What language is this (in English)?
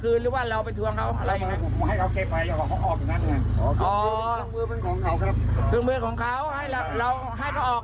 Thai